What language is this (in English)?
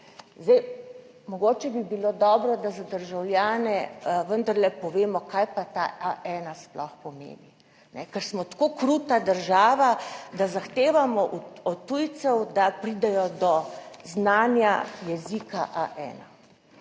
Slovenian